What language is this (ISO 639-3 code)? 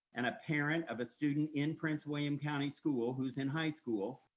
eng